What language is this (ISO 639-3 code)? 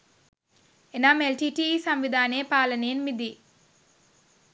sin